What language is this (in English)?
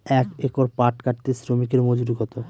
Bangla